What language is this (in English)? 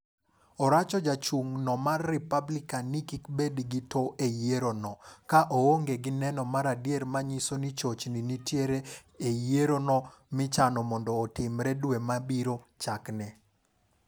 Luo (Kenya and Tanzania)